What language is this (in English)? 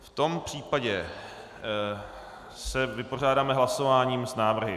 Czech